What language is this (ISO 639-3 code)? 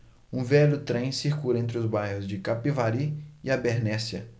por